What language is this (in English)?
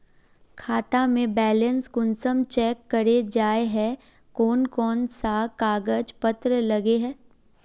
Magahi